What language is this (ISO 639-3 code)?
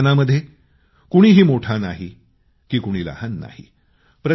mar